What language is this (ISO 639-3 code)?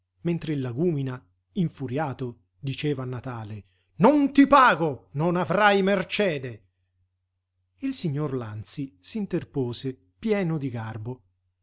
ita